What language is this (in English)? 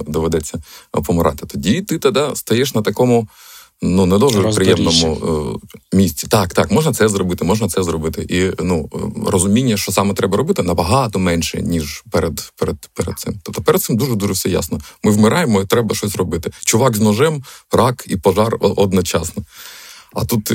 Ukrainian